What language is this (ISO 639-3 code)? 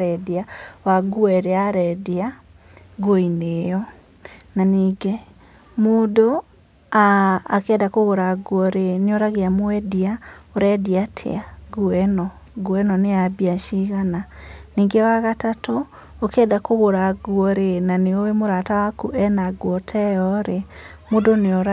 kik